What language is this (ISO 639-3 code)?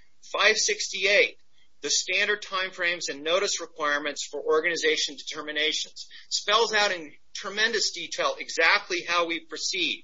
eng